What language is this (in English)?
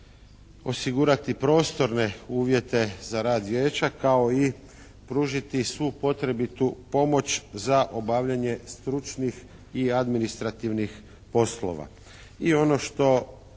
Croatian